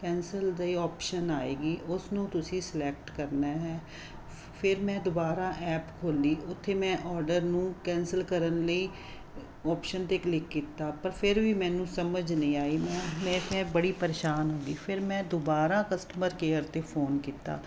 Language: Punjabi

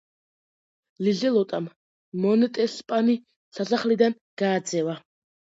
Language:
Georgian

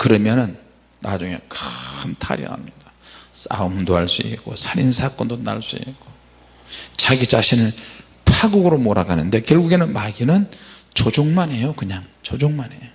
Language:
Korean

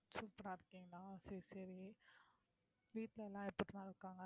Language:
Tamil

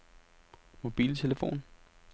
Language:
Danish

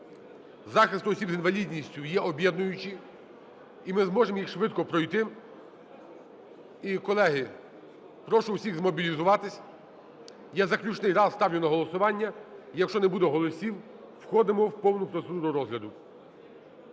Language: Ukrainian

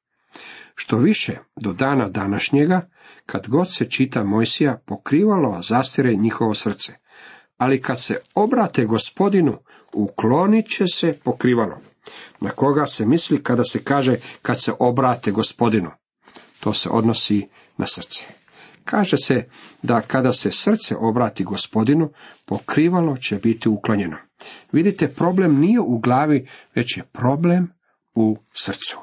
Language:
Croatian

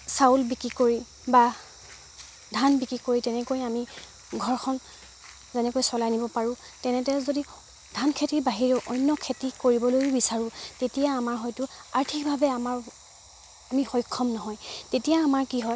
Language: Assamese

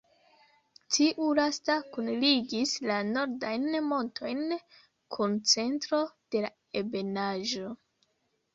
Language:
Esperanto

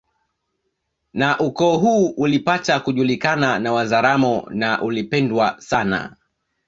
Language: Swahili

